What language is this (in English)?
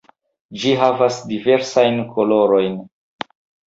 Esperanto